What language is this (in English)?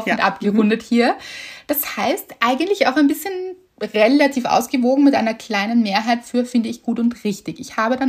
German